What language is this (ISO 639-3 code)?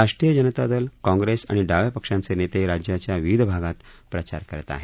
mar